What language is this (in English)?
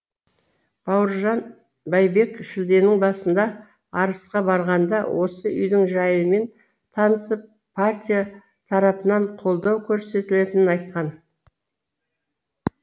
Kazakh